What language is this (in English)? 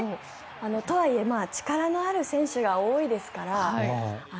Japanese